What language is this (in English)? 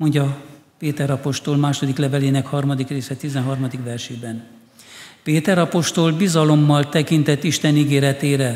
Hungarian